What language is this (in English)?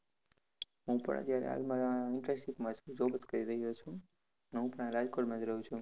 Gujarati